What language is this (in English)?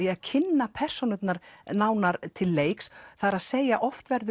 Icelandic